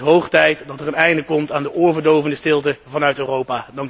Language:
Dutch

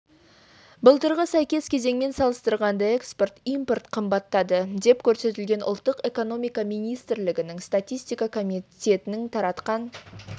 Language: Kazakh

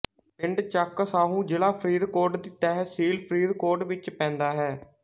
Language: Punjabi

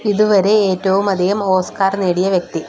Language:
Malayalam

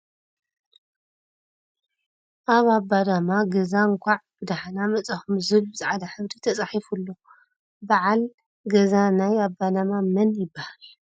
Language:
Tigrinya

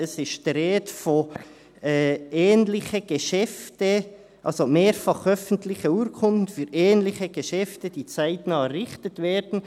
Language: Swiss German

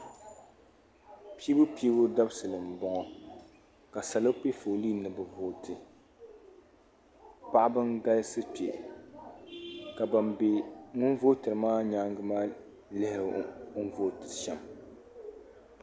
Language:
Dagbani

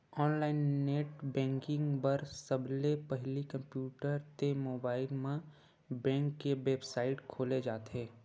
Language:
Chhattisgarhi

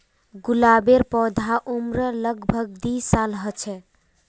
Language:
Magahi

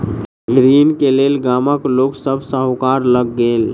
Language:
Maithili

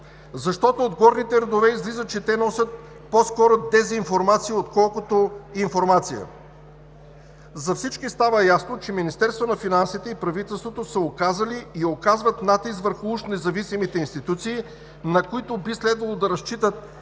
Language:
Bulgarian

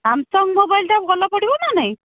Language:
Odia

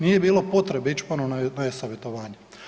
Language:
Croatian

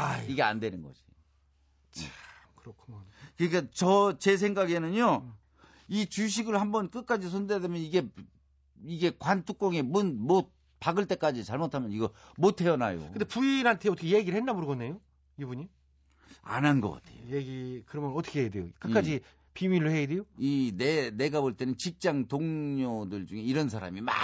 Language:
Korean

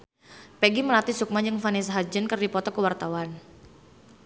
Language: Sundanese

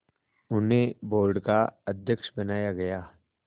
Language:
Hindi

